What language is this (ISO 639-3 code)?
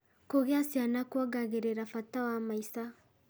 kik